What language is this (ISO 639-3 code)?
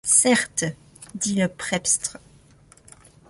fra